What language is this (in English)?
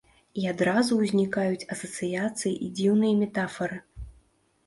Belarusian